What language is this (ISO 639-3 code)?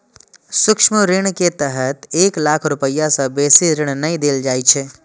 mai